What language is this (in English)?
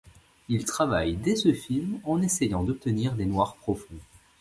French